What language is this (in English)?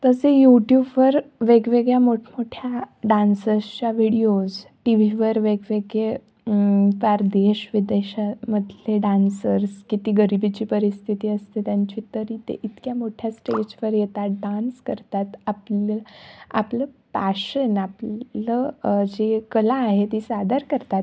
Marathi